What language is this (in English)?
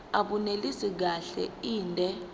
Zulu